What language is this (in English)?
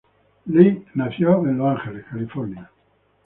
Spanish